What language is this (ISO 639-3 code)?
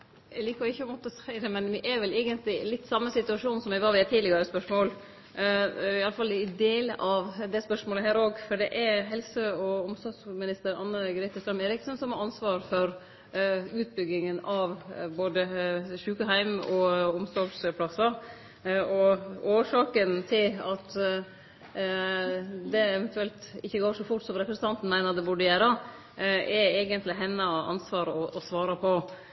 nno